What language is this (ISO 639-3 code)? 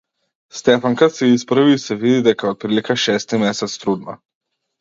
mkd